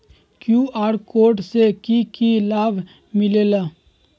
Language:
Magahi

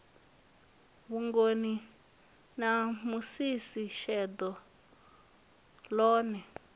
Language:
Venda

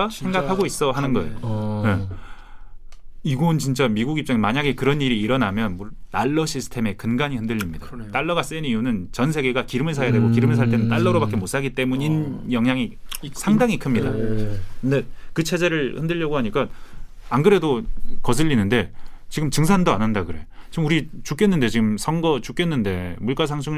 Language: Korean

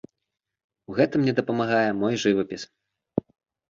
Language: Belarusian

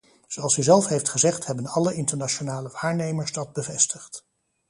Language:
Dutch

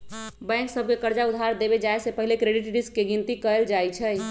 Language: Magahi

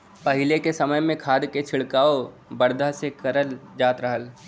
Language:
Bhojpuri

